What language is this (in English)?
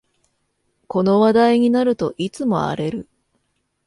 Japanese